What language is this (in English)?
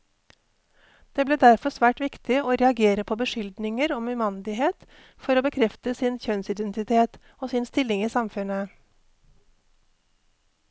Norwegian